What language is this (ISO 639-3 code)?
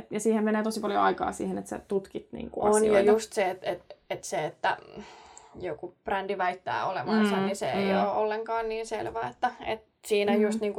fin